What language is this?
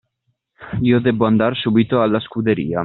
Italian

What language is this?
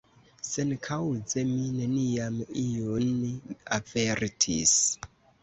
Esperanto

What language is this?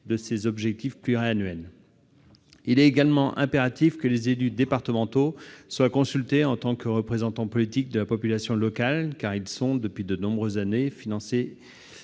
French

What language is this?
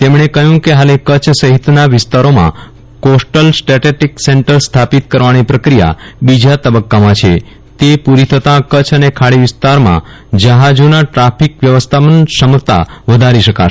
Gujarati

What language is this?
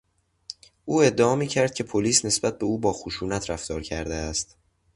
Persian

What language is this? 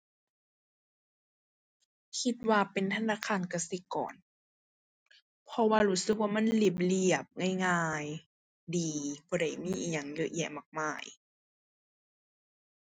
Thai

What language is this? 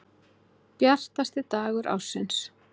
Icelandic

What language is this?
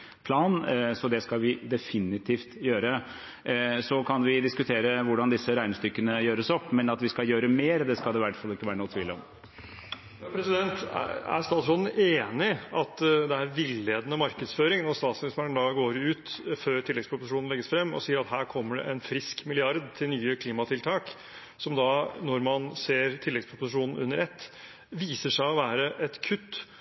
Norwegian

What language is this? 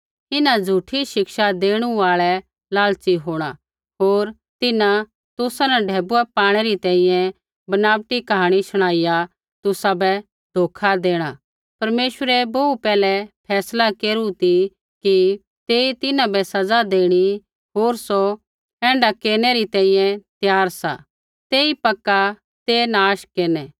Kullu Pahari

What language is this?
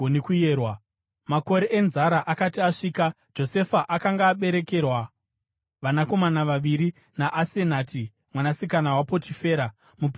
Shona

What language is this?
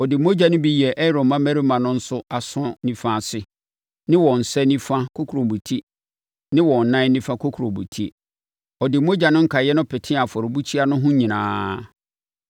Akan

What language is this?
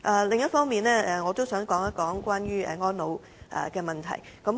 Cantonese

